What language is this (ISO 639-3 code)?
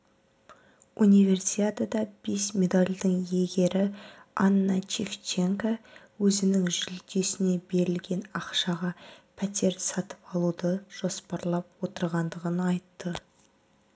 kaz